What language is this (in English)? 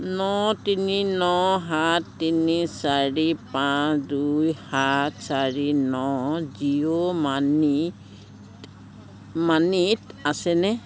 Assamese